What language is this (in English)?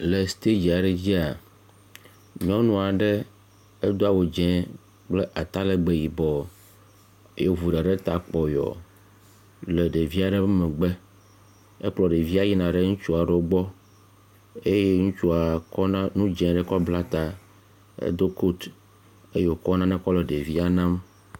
Ewe